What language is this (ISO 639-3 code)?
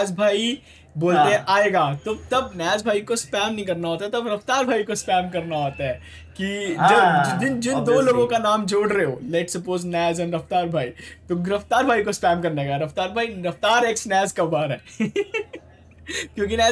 hin